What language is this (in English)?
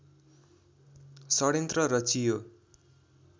Nepali